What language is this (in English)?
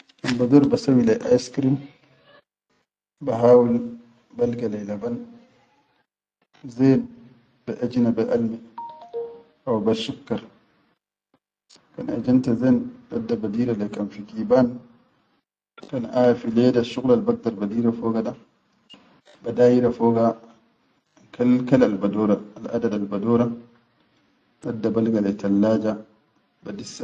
Chadian Arabic